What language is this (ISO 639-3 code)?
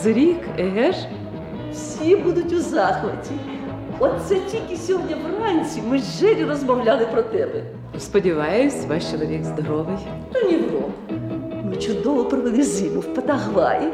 ukr